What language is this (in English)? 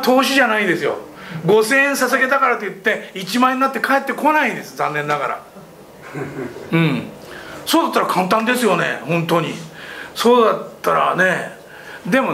Japanese